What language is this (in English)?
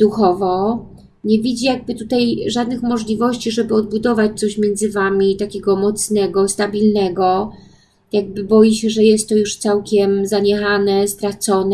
Polish